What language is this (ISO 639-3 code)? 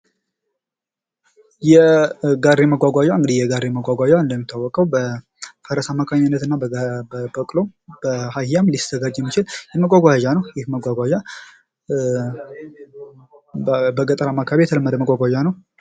amh